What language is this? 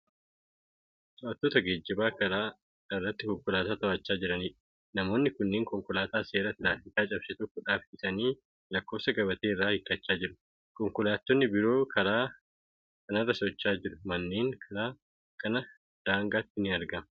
Oromo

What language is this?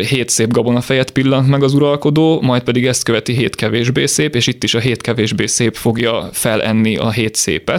Hungarian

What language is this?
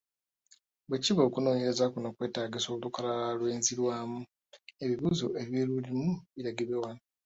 Ganda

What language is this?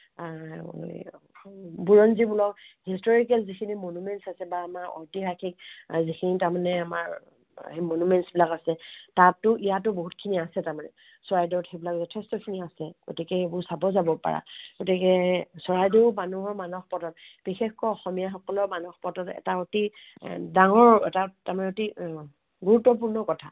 Assamese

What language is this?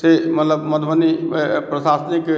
Maithili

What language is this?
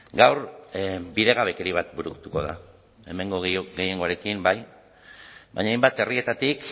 Basque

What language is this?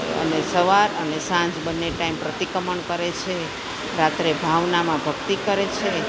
Gujarati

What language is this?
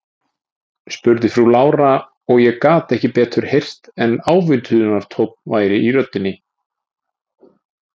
Icelandic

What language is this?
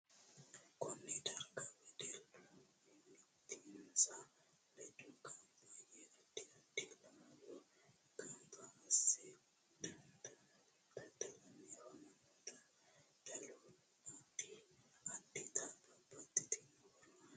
Sidamo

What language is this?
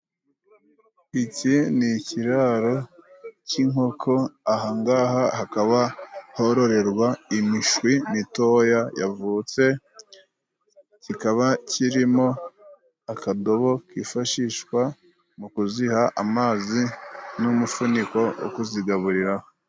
Kinyarwanda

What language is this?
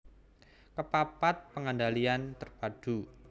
Javanese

